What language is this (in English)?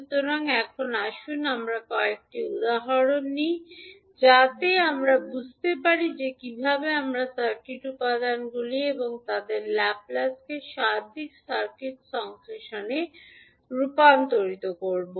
Bangla